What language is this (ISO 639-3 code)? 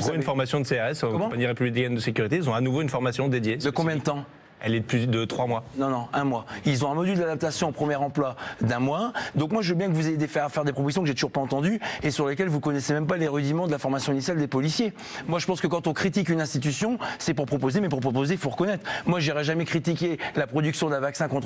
fra